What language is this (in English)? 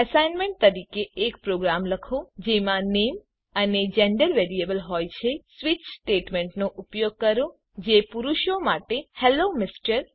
Gujarati